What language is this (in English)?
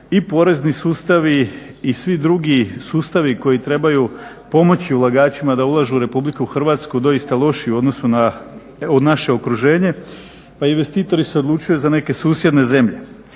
Croatian